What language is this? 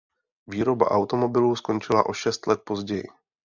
Czech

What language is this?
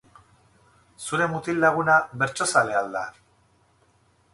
Basque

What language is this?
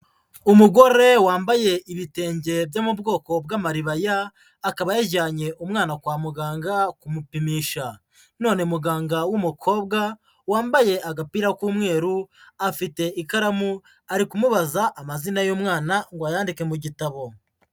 Kinyarwanda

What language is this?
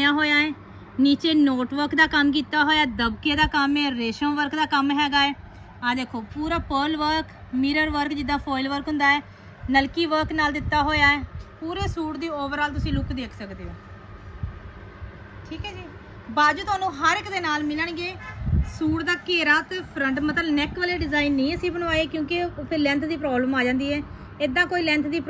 Hindi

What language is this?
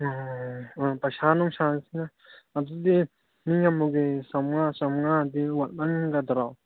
Manipuri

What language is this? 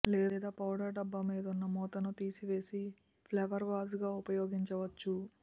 Telugu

